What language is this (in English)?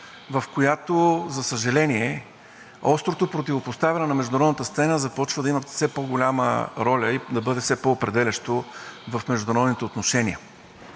Bulgarian